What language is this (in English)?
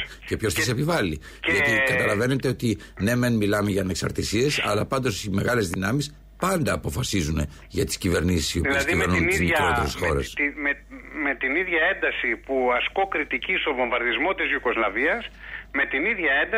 Greek